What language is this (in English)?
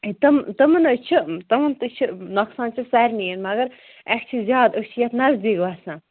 Kashmiri